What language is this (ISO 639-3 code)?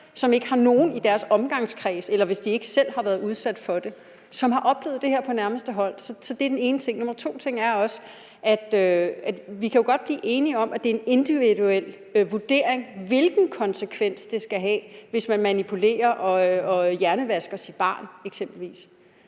dan